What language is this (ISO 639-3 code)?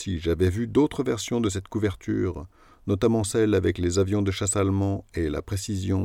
fra